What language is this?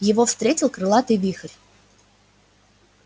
Russian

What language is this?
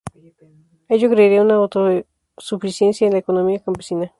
Spanish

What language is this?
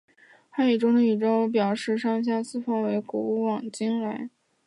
Chinese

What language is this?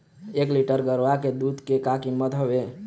Chhattisgarhi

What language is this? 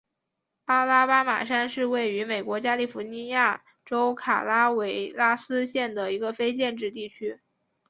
Chinese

